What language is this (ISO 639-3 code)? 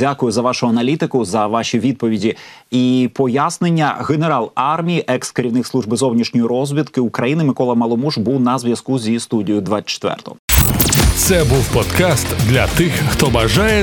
ukr